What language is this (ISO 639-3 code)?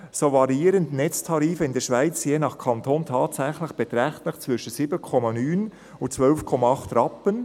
gsw